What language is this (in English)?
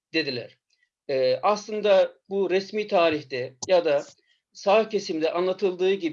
Turkish